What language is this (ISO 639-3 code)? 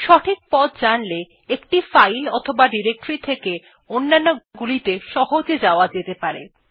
ben